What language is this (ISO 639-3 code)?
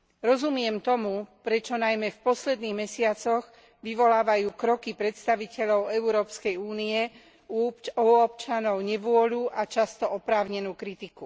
slk